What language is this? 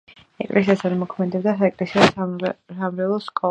Georgian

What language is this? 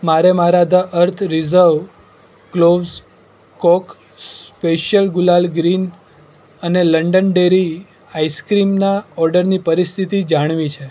Gujarati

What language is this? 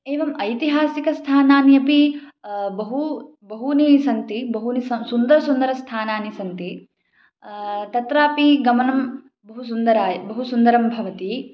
Sanskrit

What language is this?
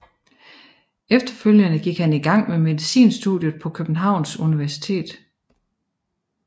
Danish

